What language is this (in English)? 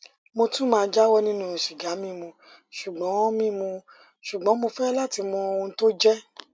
Yoruba